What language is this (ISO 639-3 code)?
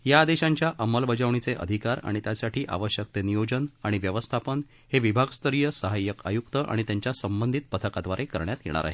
mar